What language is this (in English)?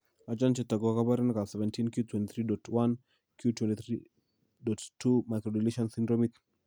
Kalenjin